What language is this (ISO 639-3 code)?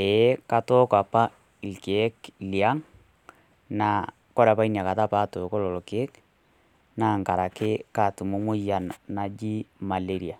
mas